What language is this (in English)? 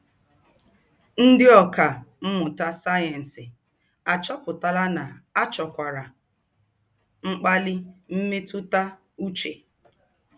Igbo